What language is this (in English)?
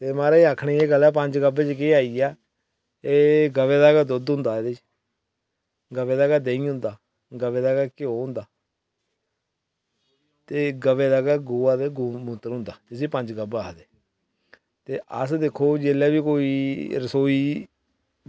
Dogri